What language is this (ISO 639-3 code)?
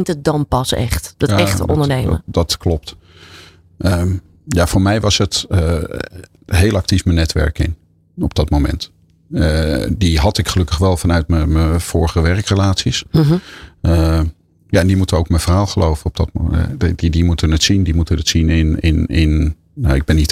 nld